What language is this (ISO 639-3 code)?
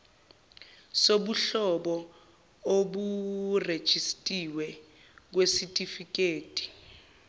zul